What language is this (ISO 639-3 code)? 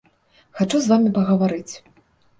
bel